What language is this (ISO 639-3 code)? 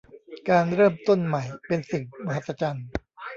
tha